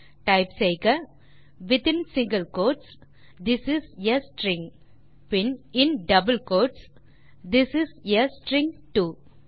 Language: Tamil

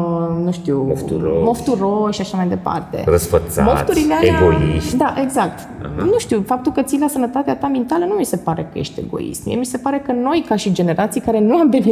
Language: Romanian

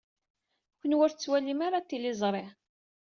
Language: Kabyle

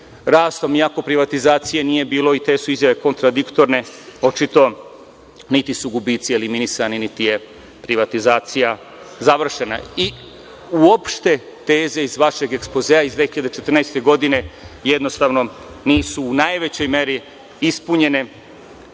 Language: Serbian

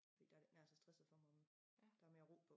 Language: Danish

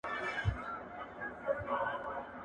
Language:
Pashto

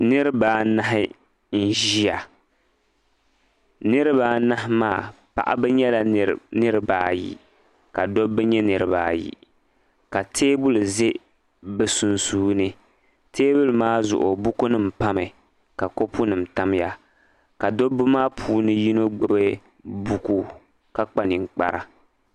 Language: Dagbani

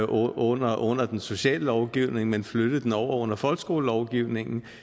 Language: Danish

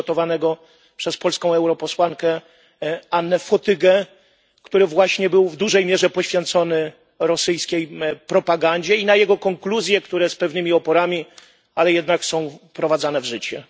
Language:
Polish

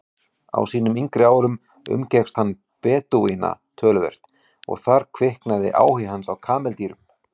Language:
Icelandic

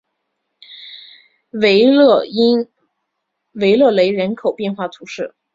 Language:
Chinese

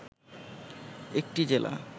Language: Bangla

